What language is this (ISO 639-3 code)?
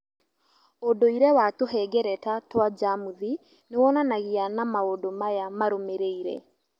kik